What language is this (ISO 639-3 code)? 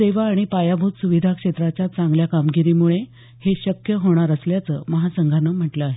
mar